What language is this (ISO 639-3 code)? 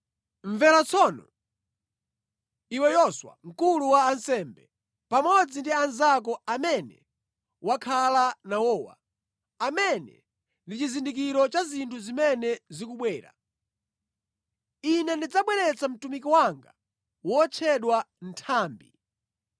nya